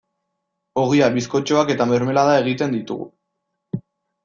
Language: Basque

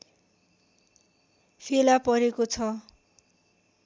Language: Nepali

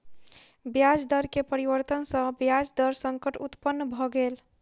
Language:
Maithili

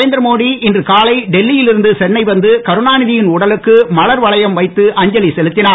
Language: Tamil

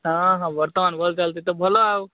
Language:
Odia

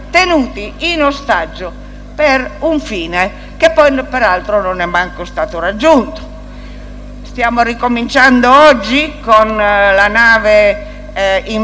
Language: Italian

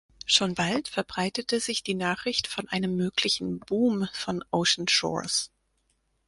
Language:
German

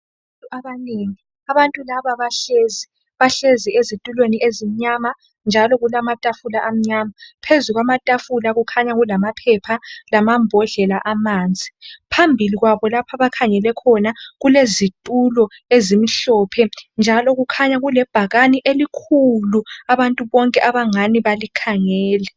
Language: North Ndebele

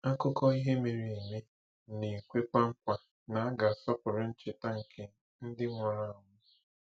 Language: Igbo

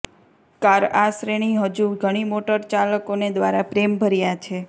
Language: Gujarati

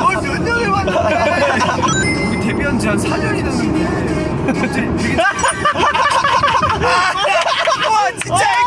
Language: Korean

